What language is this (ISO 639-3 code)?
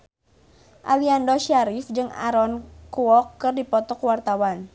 sun